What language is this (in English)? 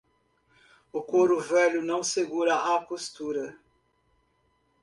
Portuguese